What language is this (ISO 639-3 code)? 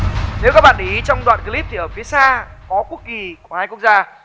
vie